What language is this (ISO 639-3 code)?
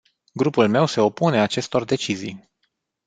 ron